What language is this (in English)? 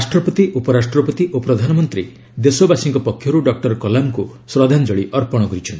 Odia